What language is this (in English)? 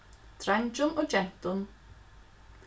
Faroese